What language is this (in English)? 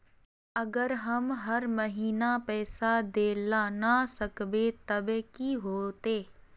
Magahi